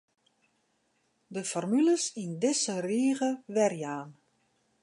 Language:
Western Frisian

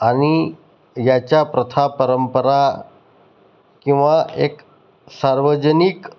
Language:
Marathi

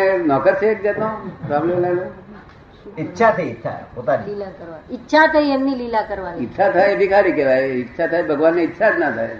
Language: Gujarati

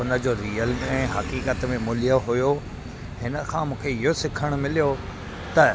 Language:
Sindhi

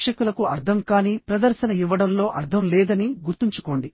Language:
Telugu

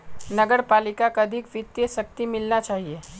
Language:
Magahi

